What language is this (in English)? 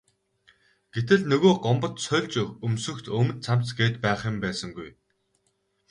Mongolian